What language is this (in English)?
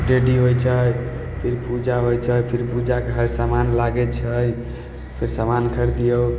Maithili